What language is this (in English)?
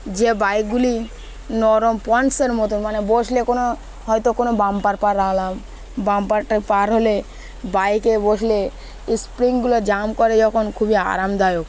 Bangla